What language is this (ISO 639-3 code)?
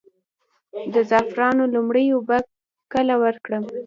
pus